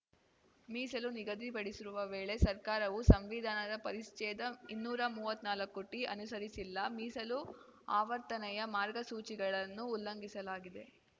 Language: Kannada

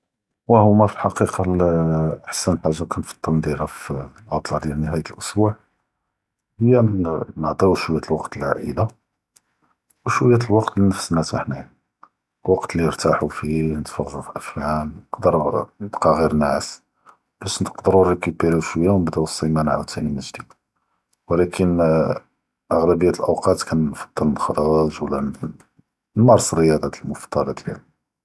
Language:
Judeo-Arabic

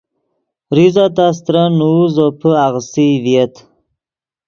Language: Yidgha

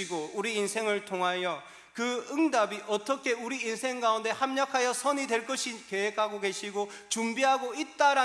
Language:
Korean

